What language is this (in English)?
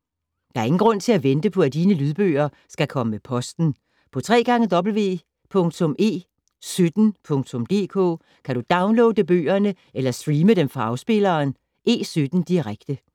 Danish